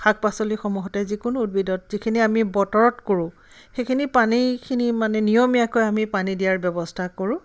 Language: Assamese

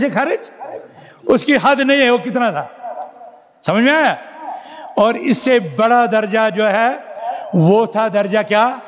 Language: Arabic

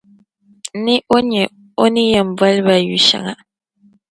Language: Dagbani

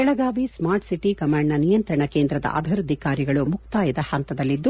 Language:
Kannada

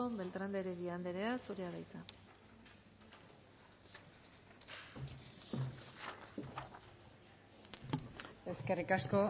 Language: Basque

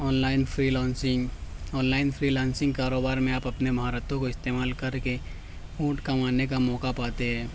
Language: Urdu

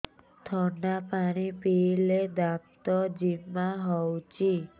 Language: Odia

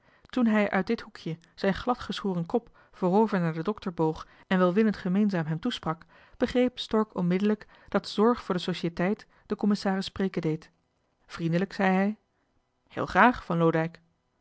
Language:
Dutch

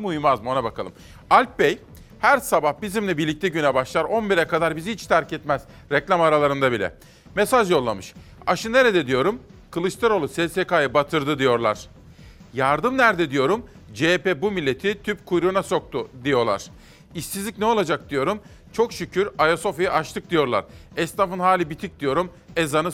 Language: Turkish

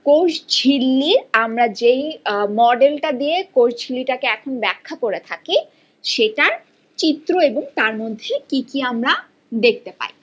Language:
Bangla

